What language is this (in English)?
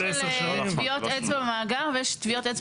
Hebrew